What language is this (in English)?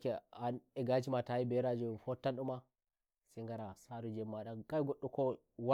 Nigerian Fulfulde